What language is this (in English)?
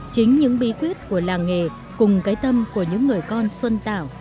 Vietnamese